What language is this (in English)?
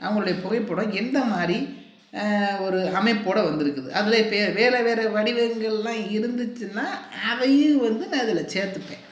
Tamil